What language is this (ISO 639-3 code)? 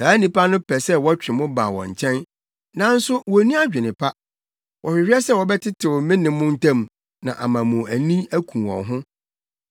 aka